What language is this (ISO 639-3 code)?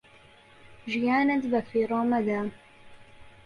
ckb